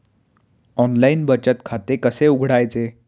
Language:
Marathi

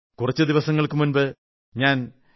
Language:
Malayalam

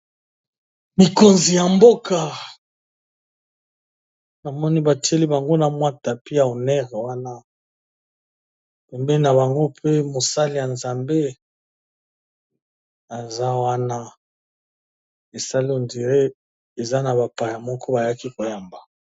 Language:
Lingala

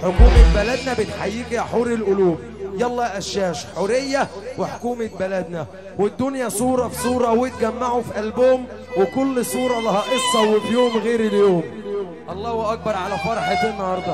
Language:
Arabic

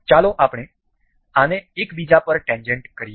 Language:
Gujarati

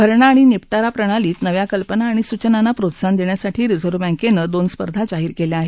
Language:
Marathi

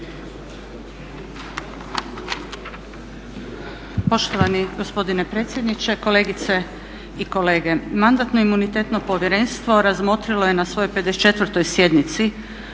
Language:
Croatian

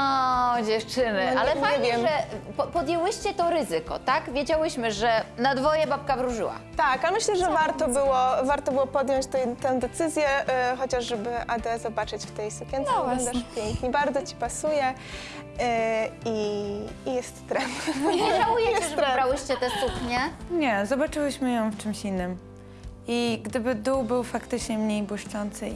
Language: Polish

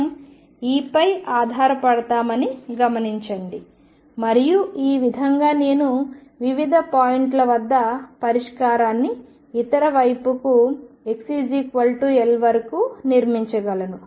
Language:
Telugu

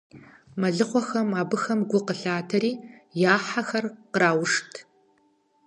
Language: Kabardian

